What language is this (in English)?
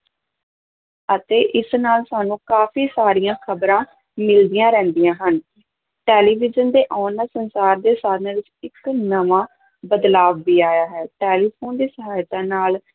Punjabi